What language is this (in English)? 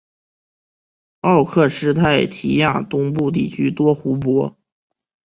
Chinese